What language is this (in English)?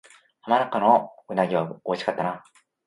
Japanese